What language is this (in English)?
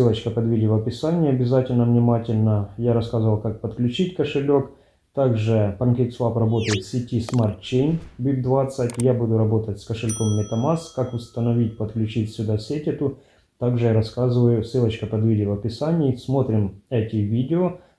Russian